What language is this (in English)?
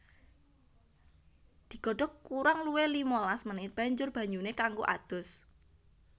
Javanese